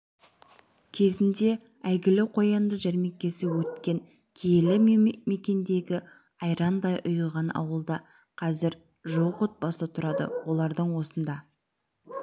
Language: Kazakh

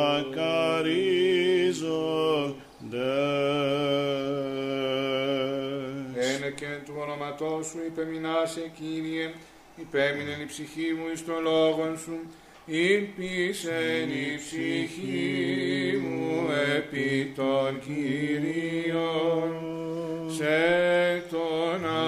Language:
Greek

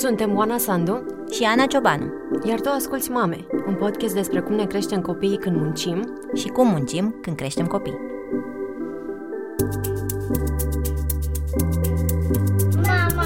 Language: Romanian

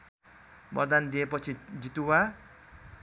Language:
Nepali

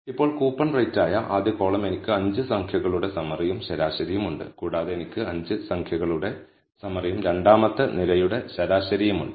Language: Malayalam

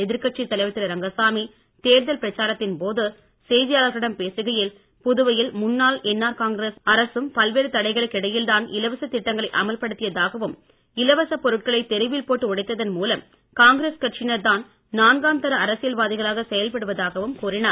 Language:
Tamil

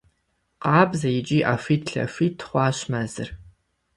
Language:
Kabardian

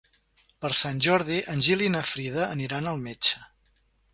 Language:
Catalan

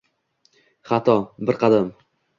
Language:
Uzbek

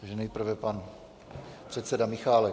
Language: Czech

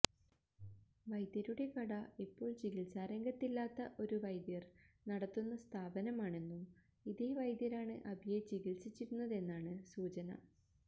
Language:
Malayalam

